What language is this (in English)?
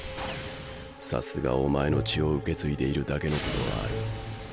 Japanese